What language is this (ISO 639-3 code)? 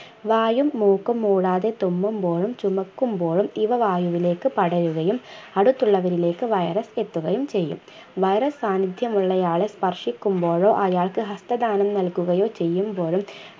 mal